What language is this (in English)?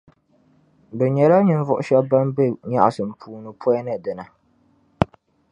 Dagbani